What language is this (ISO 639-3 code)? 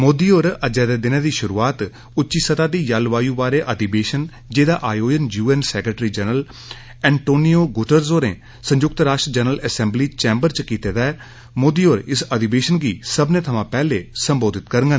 doi